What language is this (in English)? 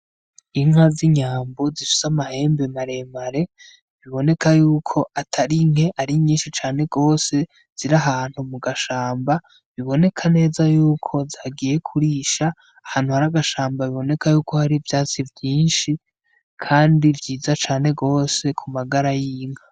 Rundi